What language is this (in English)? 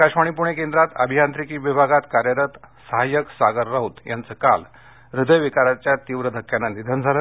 Marathi